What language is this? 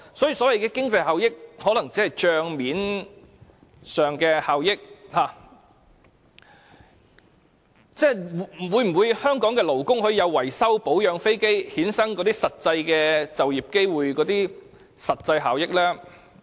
Cantonese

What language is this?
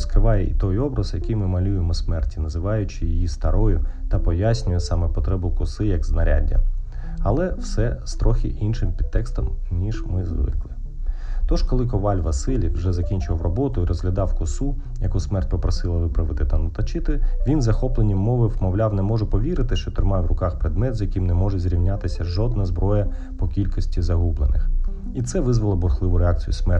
Ukrainian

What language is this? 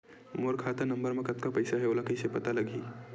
Chhattisgarhi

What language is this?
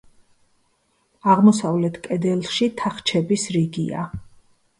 Georgian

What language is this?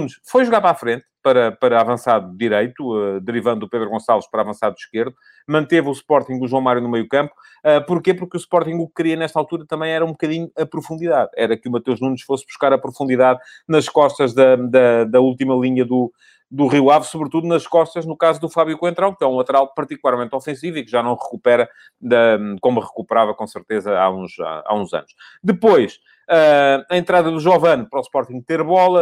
Portuguese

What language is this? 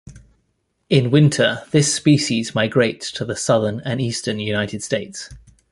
English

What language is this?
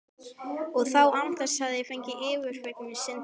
Icelandic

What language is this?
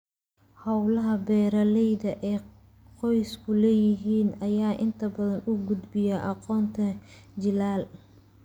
Somali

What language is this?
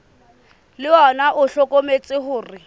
Southern Sotho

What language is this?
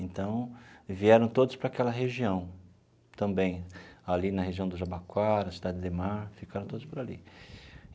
Portuguese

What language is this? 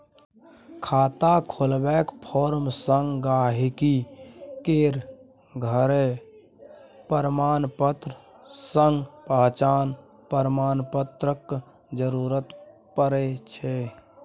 Maithili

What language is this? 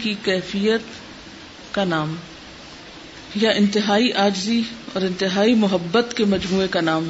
Urdu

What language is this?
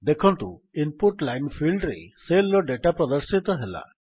Odia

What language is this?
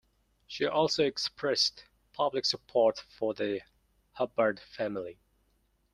English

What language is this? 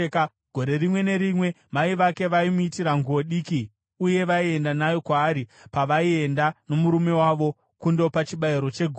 Shona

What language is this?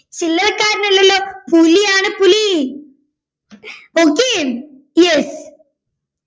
Malayalam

